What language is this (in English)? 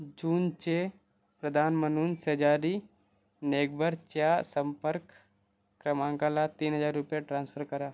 Marathi